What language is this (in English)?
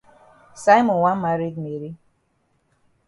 Cameroon Pidgin